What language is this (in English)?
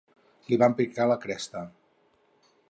Catalan